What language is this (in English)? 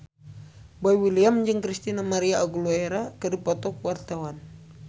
Sundanese